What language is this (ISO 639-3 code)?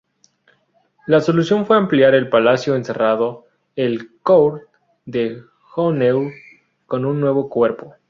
spa